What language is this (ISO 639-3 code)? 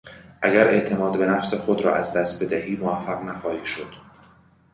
fas